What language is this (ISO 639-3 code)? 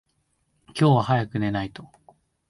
jpn